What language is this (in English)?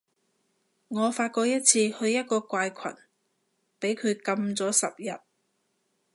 Cantonese